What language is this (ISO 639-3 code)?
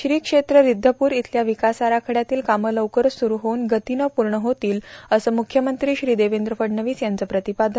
mar